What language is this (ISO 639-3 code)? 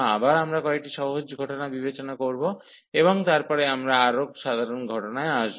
ben